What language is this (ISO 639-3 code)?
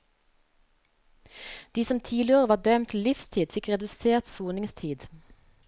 nor